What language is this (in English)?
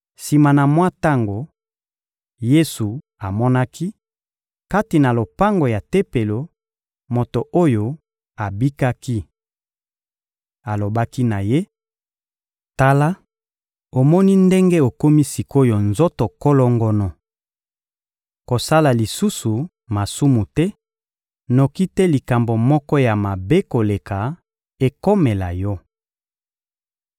Lingala